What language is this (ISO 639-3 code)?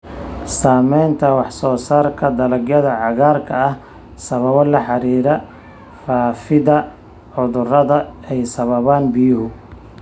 som